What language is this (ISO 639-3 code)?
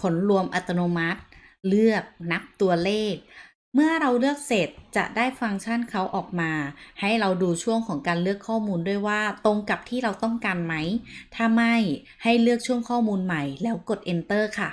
tha